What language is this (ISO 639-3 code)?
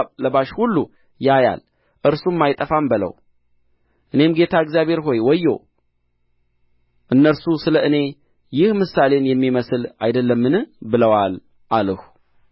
amh